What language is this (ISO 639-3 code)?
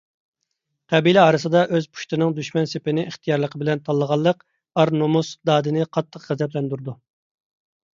uig